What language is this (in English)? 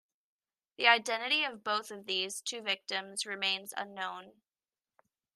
English